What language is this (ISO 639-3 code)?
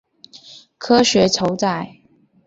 zho